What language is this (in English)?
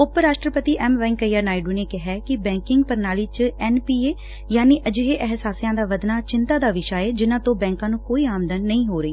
Punjabi